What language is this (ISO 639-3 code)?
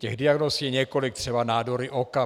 ces